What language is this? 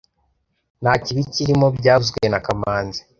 Kinyarwanda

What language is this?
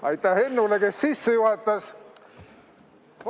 Estonian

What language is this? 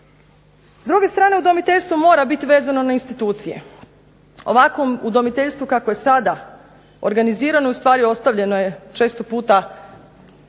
Croatian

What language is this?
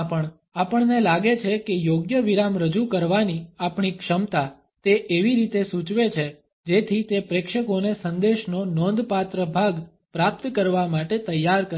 Gujarati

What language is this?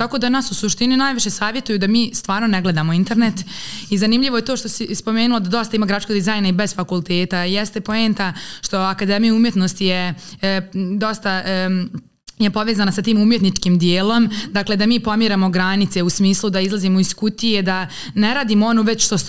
Croatian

